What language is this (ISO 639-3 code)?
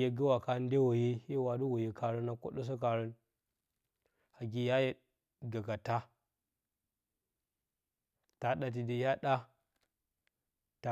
bcy